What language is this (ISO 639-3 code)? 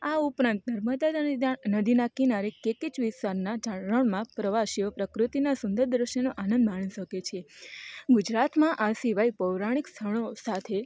guj